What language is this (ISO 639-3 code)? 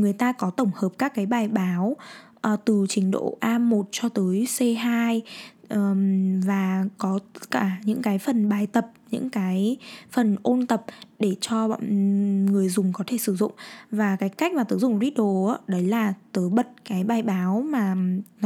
vie